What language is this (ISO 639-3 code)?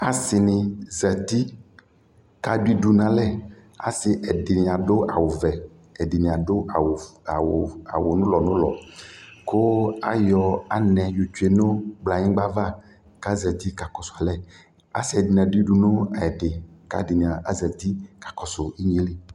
kpo